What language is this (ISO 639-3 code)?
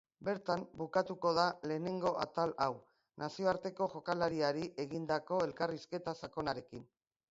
eus